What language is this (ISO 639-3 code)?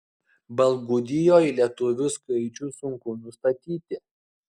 lit